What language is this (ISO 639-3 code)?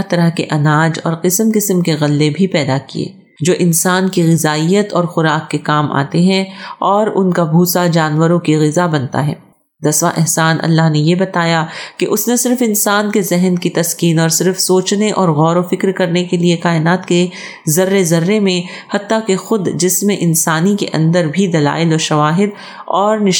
urd